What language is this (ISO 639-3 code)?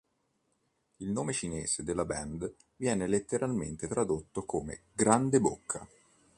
ita